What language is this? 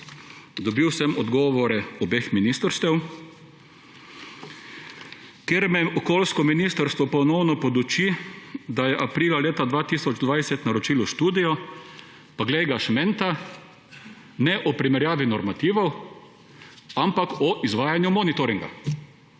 Slovenian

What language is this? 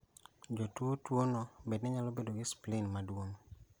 Luo (Kenya and Tanzania)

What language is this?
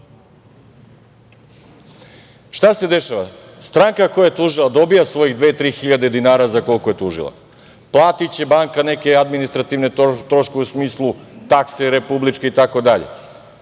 Serbian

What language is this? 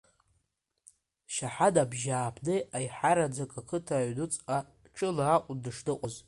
Abkhazian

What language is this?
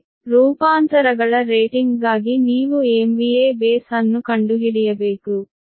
Kannada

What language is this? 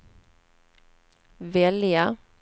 Swedish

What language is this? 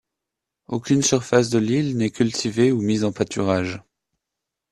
French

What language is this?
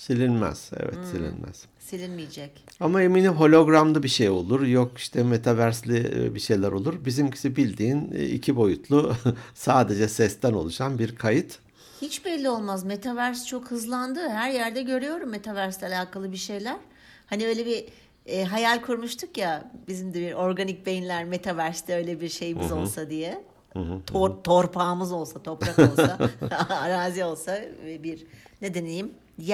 Turkish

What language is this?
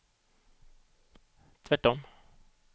Swedish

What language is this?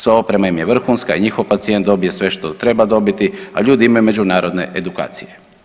Croatian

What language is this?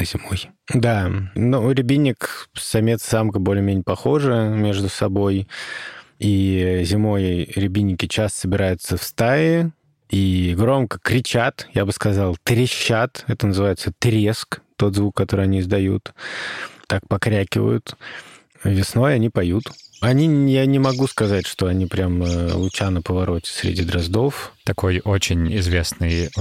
Russian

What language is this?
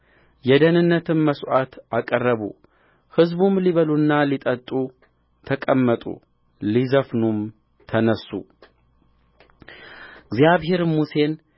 Amharic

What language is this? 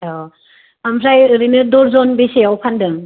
Bodo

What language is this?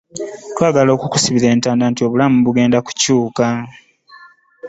Ganda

